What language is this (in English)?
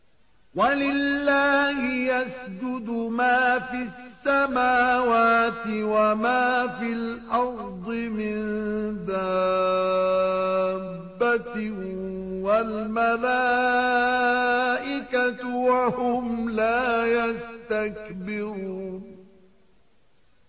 Arabic